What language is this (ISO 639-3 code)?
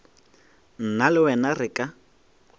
nso